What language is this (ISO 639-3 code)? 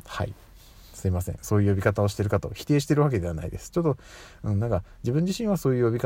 jpn